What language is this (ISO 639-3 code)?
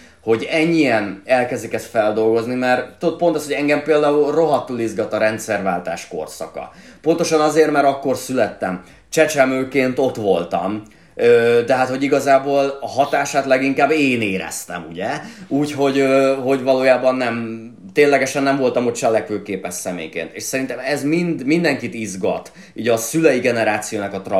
hun